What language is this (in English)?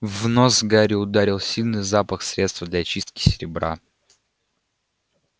Russian